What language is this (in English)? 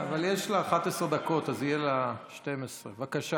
Hebrew